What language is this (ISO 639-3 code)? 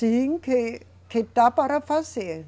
por